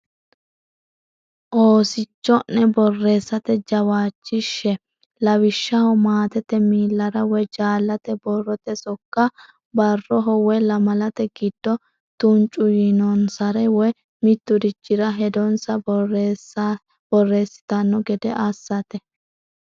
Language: Sidamo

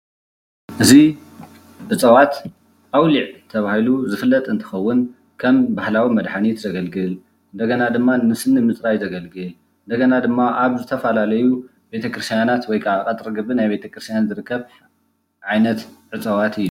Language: Tigrinya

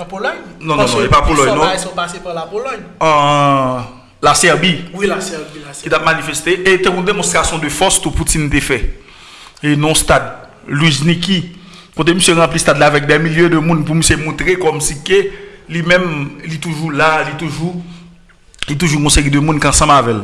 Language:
French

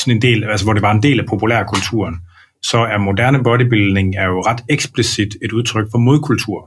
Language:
Danish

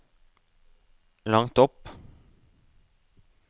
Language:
Norwegian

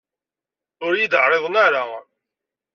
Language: Kabyle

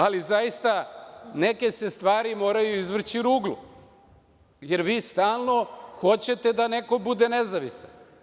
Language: Serbian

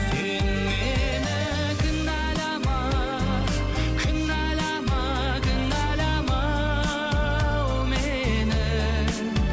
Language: Kazakh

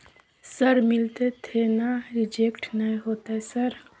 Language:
Maithili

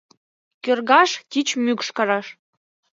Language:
Mari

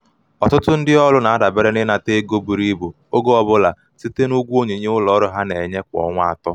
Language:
Igbo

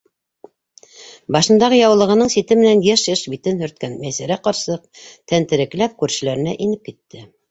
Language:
Bashkir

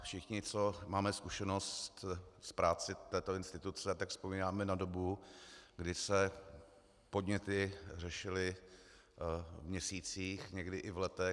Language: Czech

